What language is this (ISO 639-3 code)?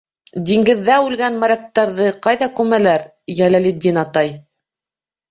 bak